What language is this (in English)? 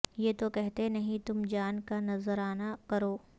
Urdu